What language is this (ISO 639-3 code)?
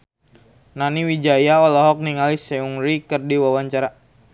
sun